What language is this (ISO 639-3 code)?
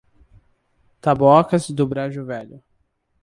por